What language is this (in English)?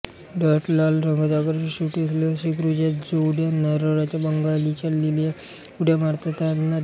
Marathi